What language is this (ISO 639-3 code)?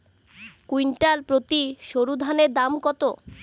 ben